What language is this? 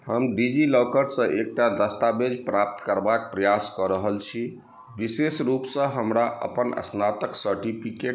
Maithili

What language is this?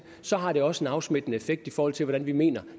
Danish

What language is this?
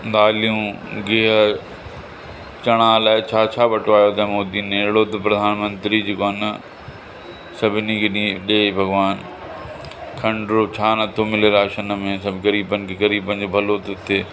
Sindhi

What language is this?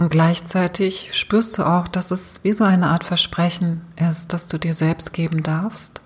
German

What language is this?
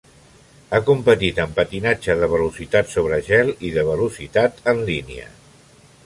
Catalan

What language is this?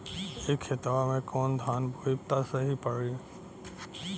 Bhojpuri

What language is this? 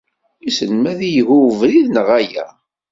Kabyle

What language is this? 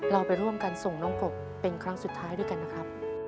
Thai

